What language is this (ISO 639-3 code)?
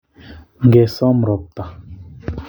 kln